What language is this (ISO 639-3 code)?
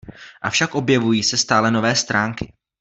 ces